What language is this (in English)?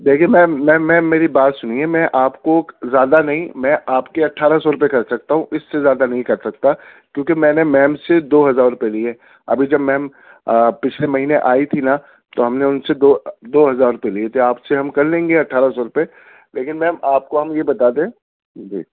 Urdu